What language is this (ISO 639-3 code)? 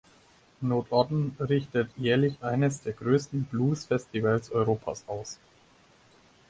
deu